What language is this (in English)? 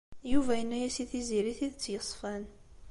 Kabyle